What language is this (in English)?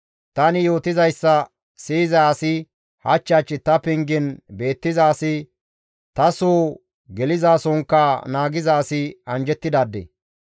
Gamo